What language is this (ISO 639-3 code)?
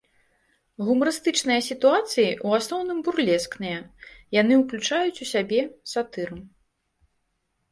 bel